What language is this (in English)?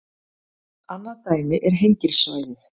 Icelandic